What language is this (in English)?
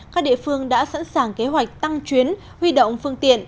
Vietnamese